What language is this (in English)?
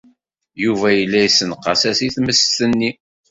Kabyle